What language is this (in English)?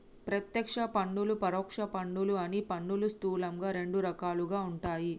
Telugu